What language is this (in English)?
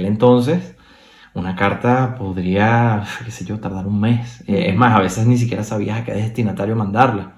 Spanish